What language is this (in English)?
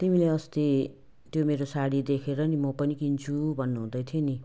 Nepali